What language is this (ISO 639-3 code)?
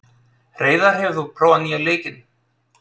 isl